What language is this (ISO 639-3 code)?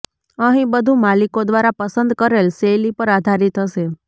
guj